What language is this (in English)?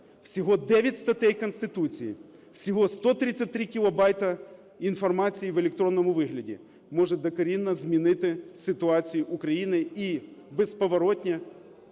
Ukrainian